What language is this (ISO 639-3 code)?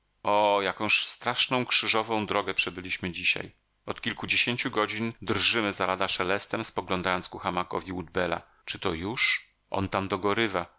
pol